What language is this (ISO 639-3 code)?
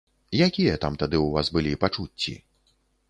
bel